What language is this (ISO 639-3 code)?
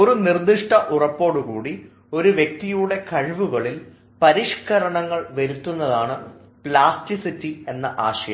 mal